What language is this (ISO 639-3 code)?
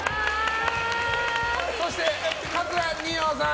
jpn